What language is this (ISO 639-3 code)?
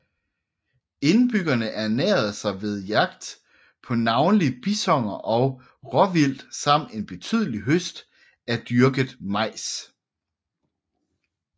dan